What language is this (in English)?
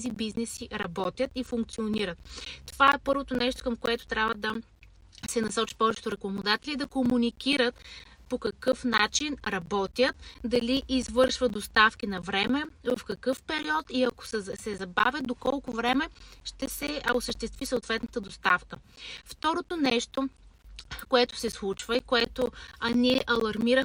Bulgarian